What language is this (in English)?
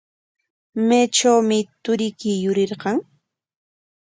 Corongo Ancash Quechua